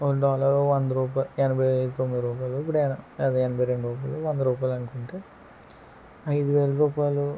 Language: Telugu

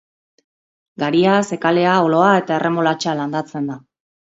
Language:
Basque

